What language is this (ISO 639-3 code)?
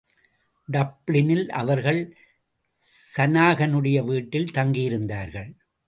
tam